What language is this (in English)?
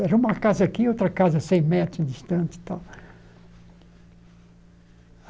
Portuguese